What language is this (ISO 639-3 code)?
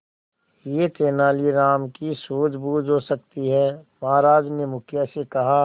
hin